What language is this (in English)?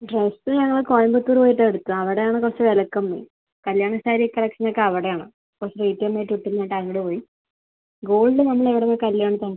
Malayalam